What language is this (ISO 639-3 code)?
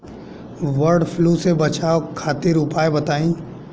bho